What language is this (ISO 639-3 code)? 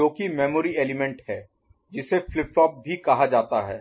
hin